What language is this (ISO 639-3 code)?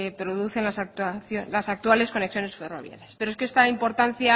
spa